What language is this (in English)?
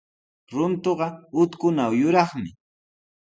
Sihuas Ancash Quechua